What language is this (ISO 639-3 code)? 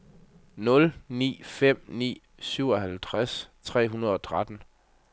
dan